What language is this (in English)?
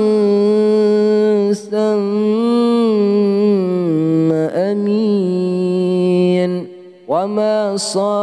Arabic